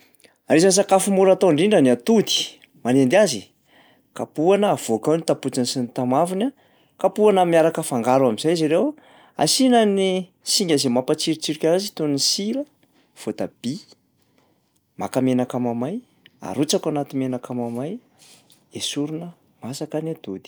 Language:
Malagasy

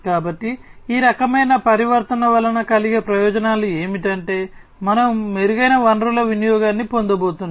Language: Telugu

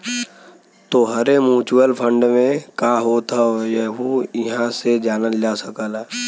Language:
Bhojpuri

